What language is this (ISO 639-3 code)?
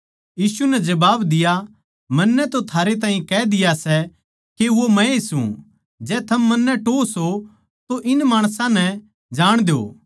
bgc